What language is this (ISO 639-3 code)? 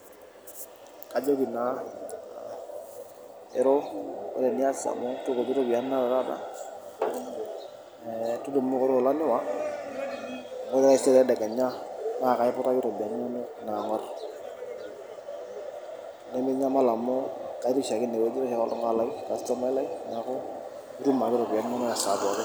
mas